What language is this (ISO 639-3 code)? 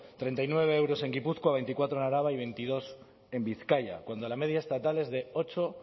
spa